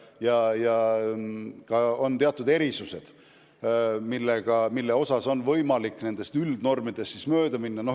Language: Estonian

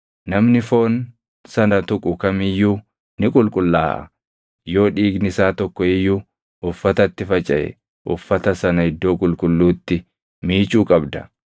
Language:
Oromo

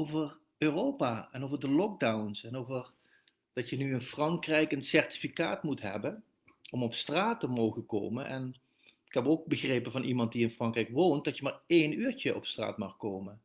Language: Dutch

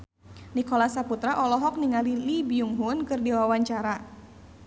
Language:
Sundanese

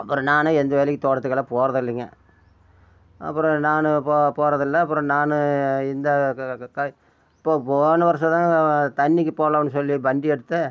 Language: Tamil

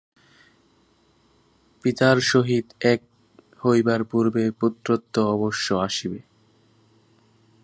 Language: Bangla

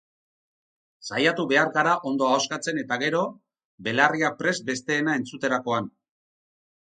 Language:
Basque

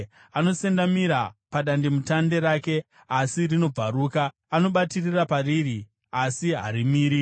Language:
Shona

